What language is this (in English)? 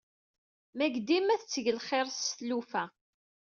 Kabyle